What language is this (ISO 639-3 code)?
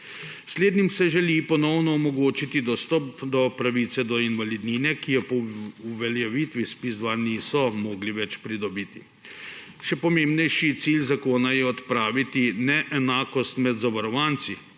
slv